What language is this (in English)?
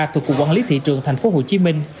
Vietnamese